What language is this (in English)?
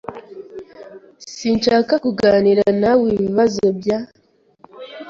Kinyarwanda